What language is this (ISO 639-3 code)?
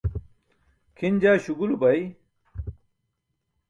bsk